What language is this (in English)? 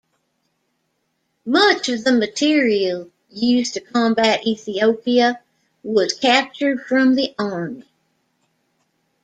English